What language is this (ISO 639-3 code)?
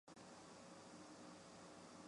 zho